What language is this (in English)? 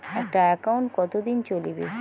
Bangla